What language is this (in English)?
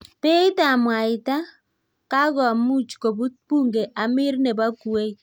Kalenjin